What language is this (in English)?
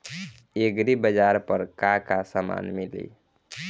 Bhojpuri